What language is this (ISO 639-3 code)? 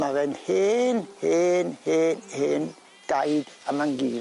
cym